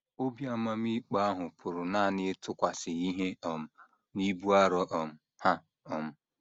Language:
Igbo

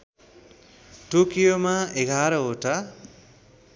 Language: Nepali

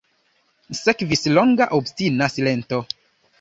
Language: Esperanto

